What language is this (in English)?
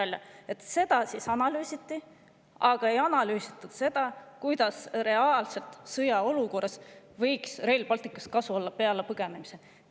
Estonian